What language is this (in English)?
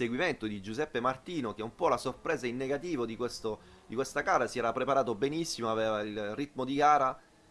Italian